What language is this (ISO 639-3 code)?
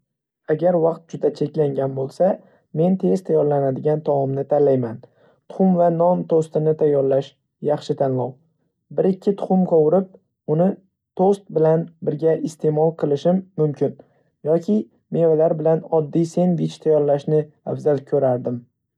uzb